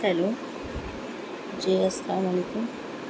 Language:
Urdu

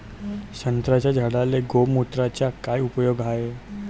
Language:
Marathi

